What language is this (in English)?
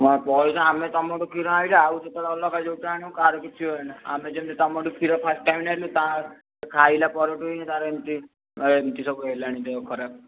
Odia